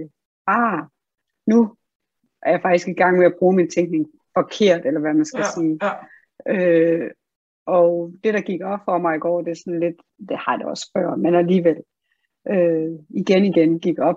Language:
Danish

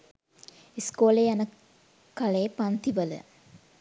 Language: Sinhala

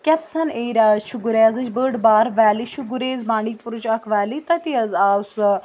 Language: Kashmiri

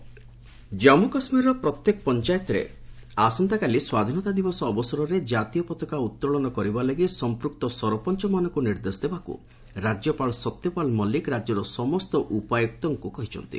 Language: Odia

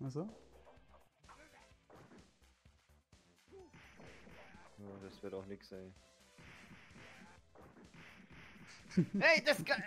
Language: German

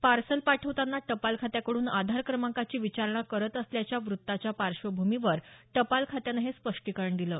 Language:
Marathi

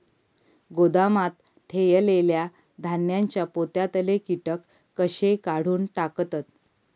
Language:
Marathi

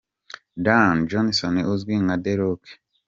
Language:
Kinyarwanda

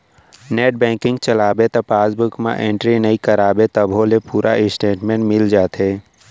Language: Chhattisgarhi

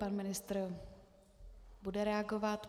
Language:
Czech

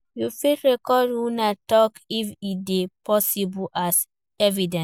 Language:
Nigerian Pidgin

